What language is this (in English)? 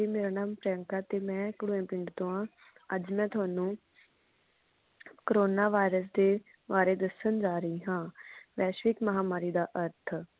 Punjabi